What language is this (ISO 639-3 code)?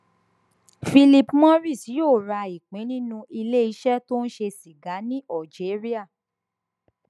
yor